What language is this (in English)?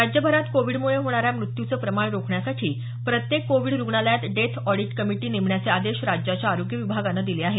Marathi